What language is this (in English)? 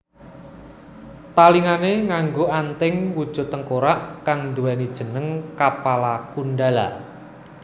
Javanese